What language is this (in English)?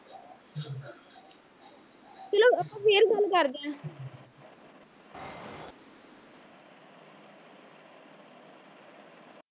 Punjabi